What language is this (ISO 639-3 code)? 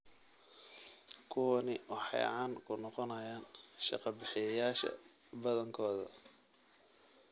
som